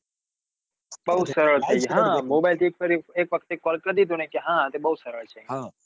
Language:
Gujarati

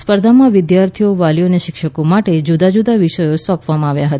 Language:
Gujarati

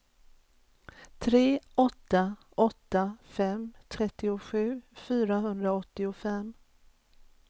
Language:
Swedish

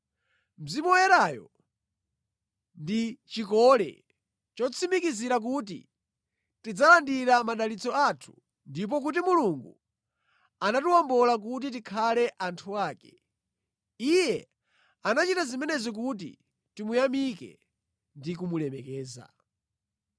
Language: Nyanja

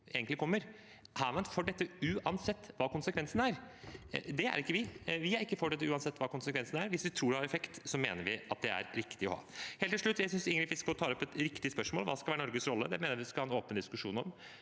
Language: Norwegian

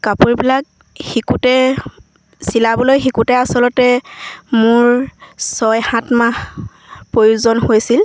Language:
Assamese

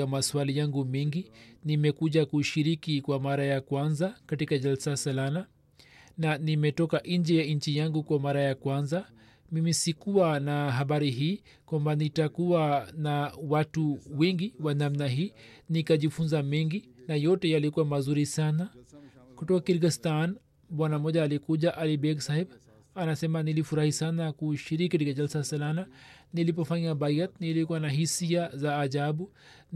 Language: Swahili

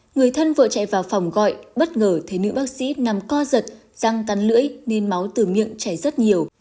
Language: Vietnamese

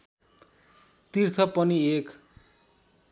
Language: Nepali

